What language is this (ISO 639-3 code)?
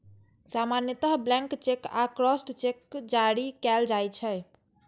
mai